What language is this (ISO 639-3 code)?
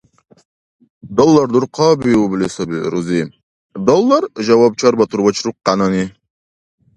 dar